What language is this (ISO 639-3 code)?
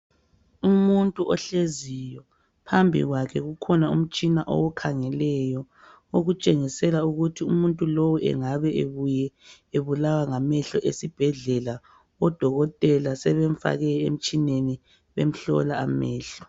nde